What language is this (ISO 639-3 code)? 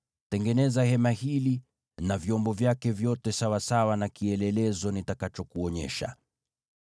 swa